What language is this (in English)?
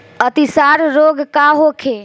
Bhojpuri